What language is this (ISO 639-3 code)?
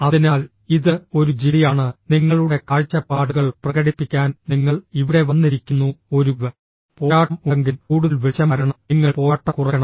mal